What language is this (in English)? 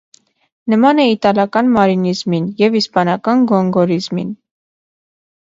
Armenian